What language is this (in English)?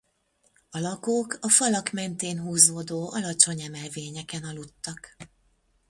Hungarian